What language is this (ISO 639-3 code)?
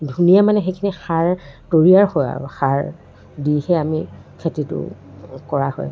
asm